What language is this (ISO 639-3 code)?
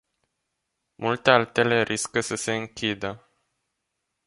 ron